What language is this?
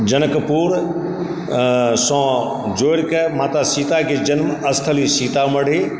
Maithili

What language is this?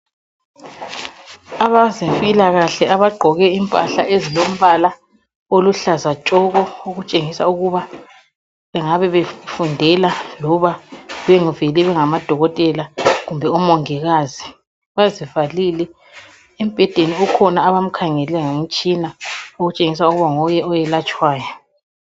North Ndebele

